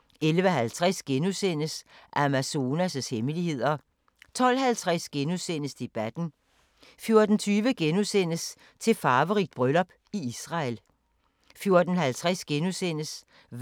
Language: Danish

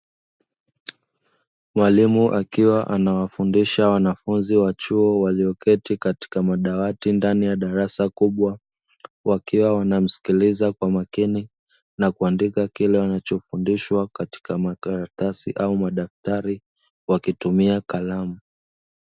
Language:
Swahili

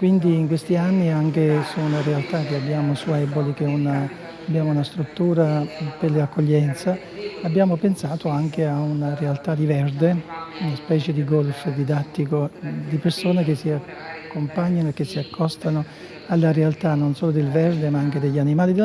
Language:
Italian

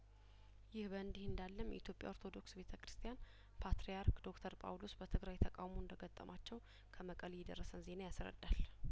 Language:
Amharic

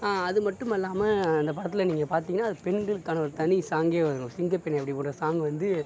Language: Tamil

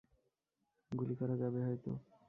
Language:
Bangla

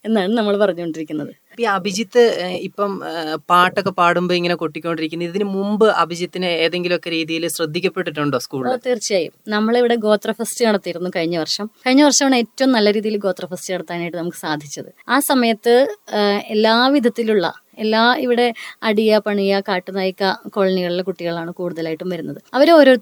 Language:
Malayalam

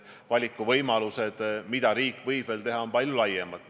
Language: Estonian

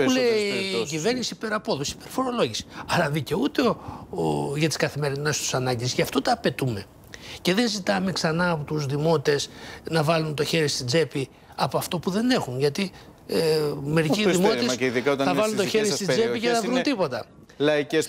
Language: Greek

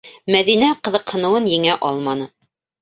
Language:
Bashkir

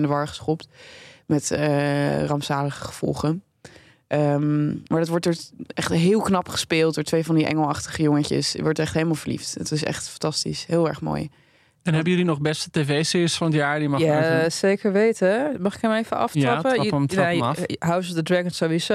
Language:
Dutch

